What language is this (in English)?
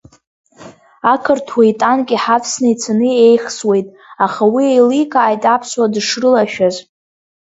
Abkhazian